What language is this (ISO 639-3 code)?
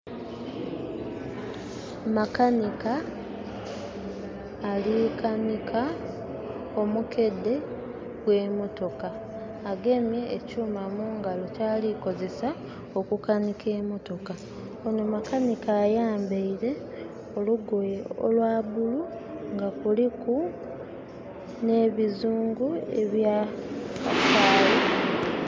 xog